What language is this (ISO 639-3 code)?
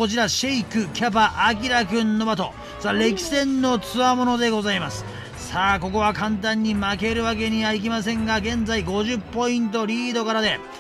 jpn